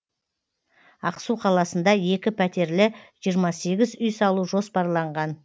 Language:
Kazakh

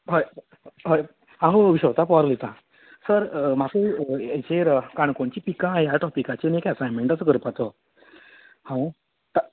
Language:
Konkani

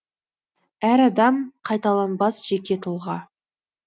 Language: Kazakh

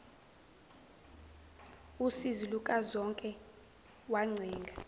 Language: Zulu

